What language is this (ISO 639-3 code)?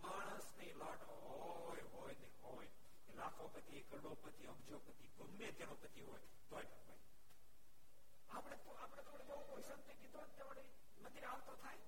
guj